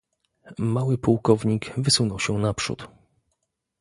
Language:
Polish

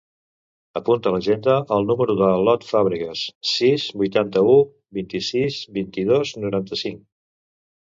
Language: Catalan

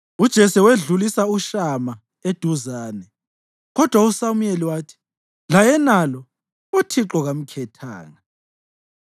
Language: North Ndebele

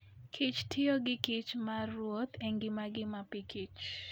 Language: Luo (Kenya and Tanzania)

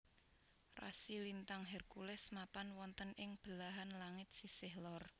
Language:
Javanese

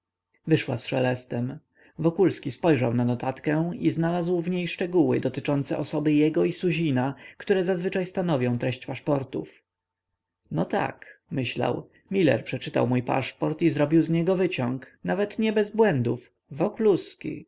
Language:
Polish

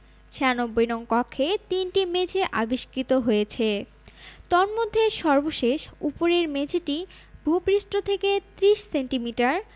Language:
Bangla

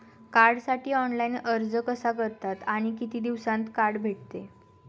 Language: Marathi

